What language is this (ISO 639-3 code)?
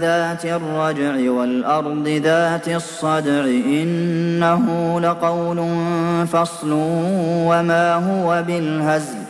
ara